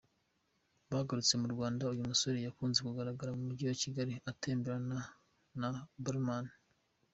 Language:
Kinyarwanda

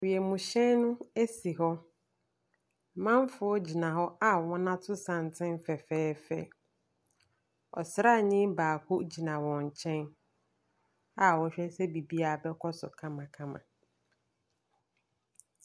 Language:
Akan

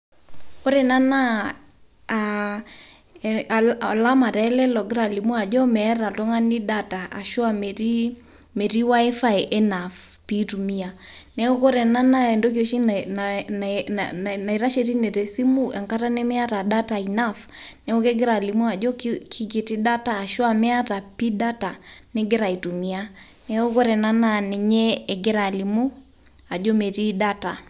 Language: Masai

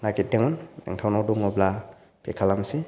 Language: Bodo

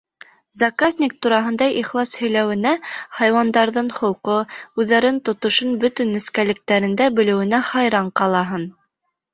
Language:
Bashkir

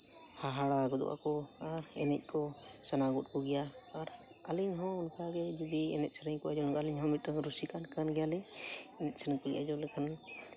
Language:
Santali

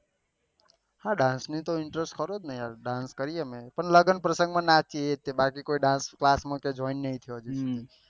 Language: Gujarati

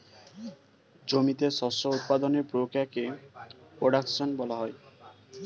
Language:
Bangla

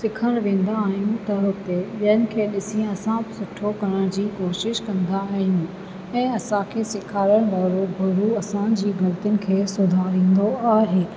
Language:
Sindhi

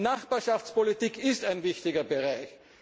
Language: German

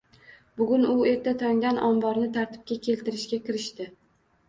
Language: Uzbek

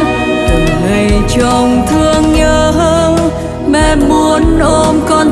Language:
Vietnamese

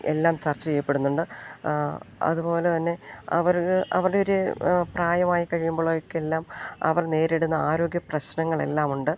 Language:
Malayalam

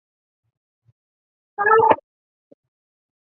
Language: Chinese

